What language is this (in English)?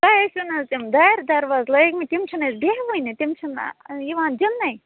Kashmiri